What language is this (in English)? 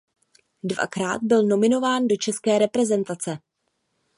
Czech